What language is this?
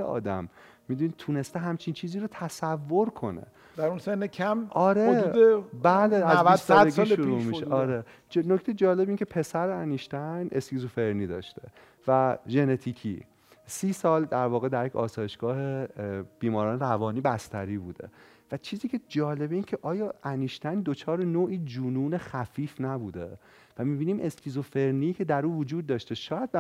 Persian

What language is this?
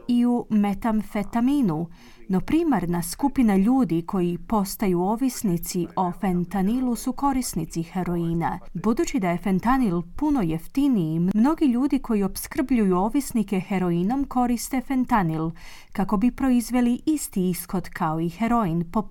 Croatian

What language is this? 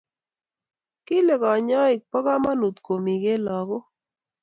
Kalenjin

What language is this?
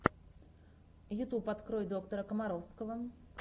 Russian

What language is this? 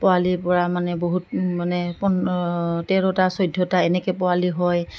Assamese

